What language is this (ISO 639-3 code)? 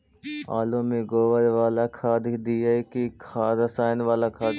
mag